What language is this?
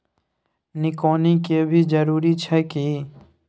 Maithili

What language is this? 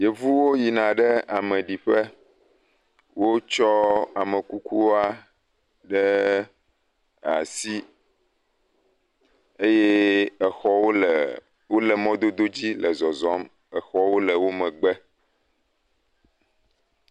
Ewe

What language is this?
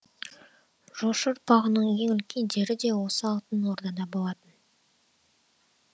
Kazakh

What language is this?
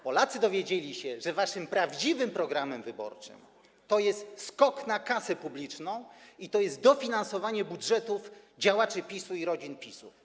Polish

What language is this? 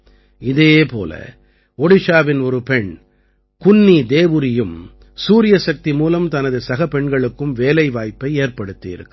Tamil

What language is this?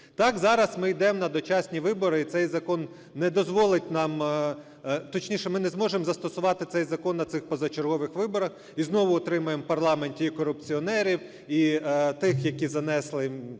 Ukrainian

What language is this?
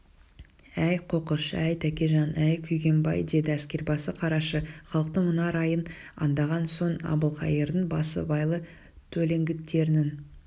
Kazakh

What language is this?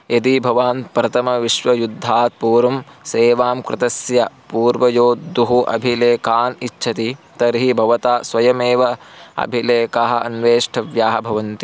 Sanskrit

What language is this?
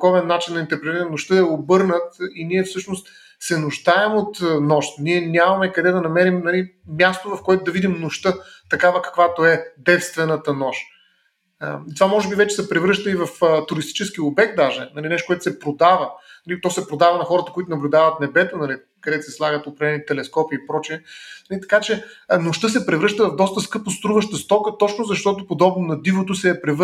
Bulgarian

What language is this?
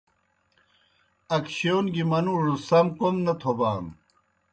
Kohistani Shina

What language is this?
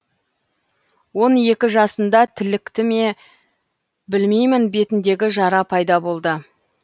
Kazakh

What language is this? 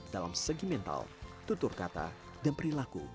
Indonesian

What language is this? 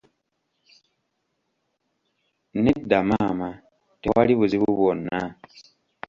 Ganda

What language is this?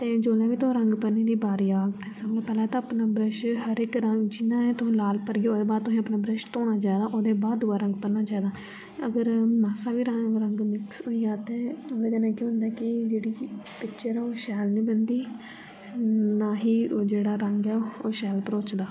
Dogri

